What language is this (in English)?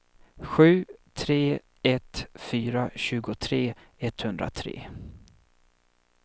Swedish